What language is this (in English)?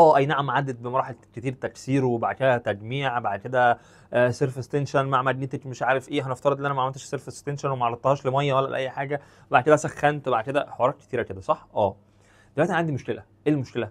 Arabic